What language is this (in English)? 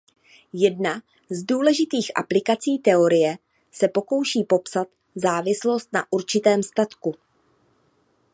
Czech